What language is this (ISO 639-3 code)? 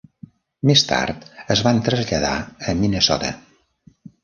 cat